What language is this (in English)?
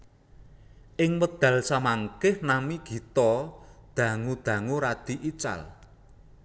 Javanese